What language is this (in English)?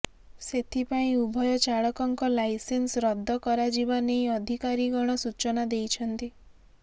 Odia